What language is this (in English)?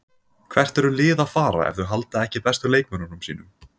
Icelandic